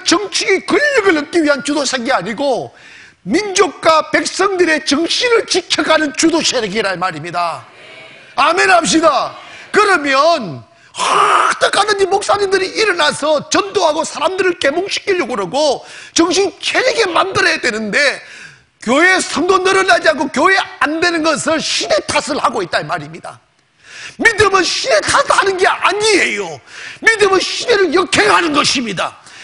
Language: Korean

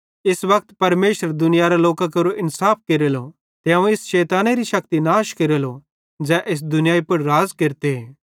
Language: Bhadrawahi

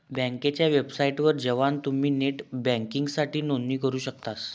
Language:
Marathi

